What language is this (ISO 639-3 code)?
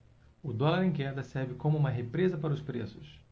por